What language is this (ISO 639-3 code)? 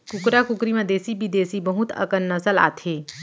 hne